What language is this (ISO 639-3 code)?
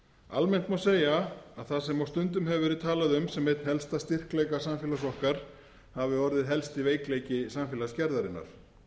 isl